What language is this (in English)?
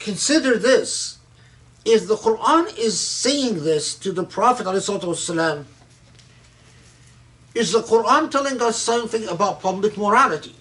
English